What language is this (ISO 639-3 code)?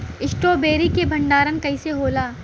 bho